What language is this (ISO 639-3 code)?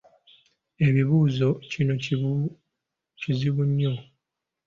lug